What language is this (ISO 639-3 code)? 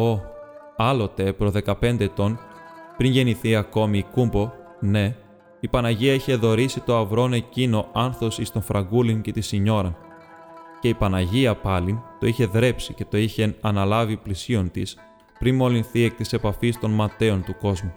ell